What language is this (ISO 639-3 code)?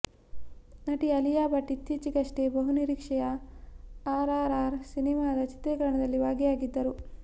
kan